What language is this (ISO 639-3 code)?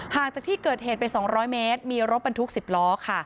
tha